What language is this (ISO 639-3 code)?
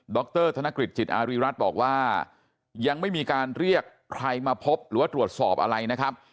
tha